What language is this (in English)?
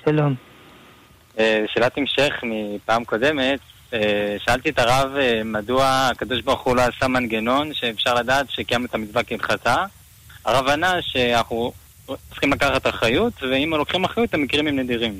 Hebrew